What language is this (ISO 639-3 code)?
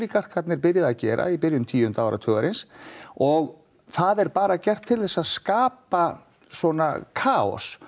isl